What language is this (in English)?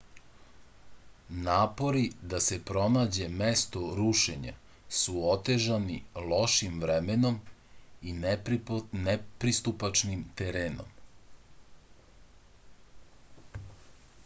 Serbian